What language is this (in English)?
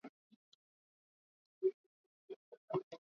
Swahili